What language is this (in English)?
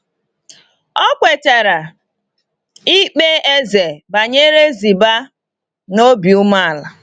Igbo